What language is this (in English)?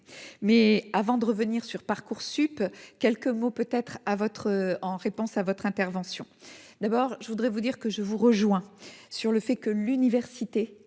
French